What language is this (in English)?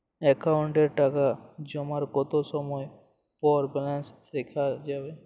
Bangla